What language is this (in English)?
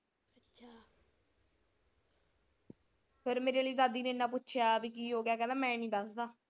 Punjabi